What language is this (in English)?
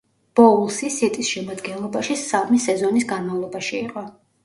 Georgian